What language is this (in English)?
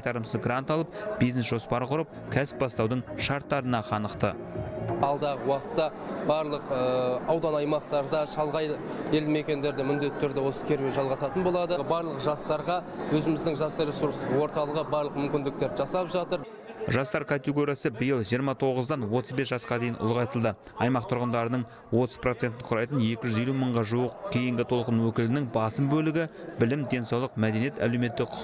Turkish